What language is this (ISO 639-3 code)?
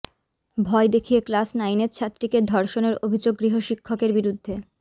ben